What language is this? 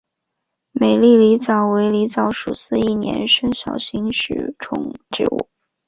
Chinese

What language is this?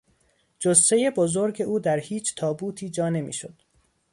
Persian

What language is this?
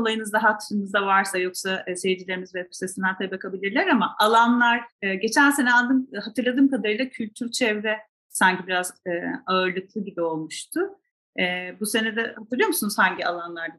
Turkish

